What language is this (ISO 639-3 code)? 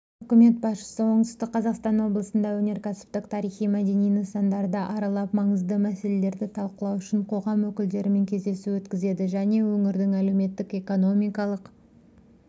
kaz